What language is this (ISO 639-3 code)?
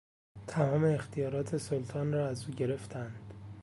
fas